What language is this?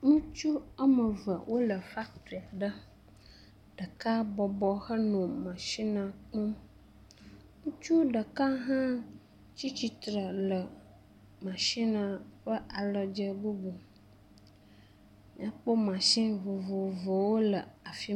Ewe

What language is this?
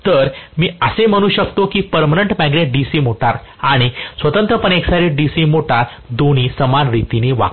Marathi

